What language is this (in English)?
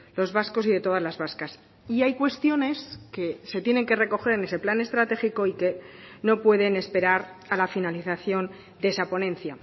Spanish